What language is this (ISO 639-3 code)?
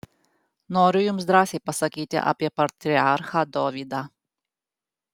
lit